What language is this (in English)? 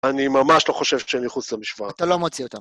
Hebrew